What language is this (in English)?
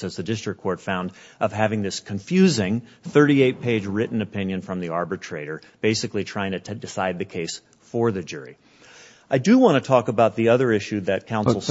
English